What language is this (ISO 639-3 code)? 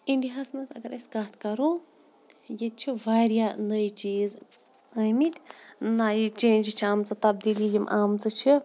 kas